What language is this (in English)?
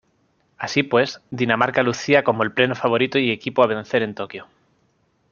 Spanish